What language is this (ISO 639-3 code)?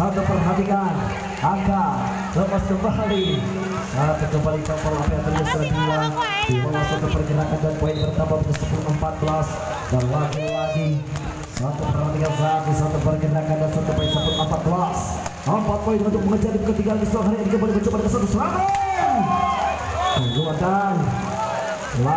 ind